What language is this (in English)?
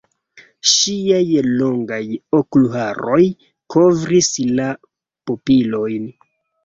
Esperanto